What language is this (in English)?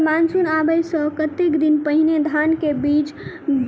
Maithili